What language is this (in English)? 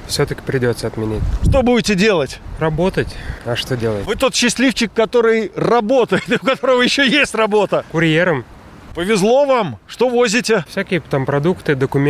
Russian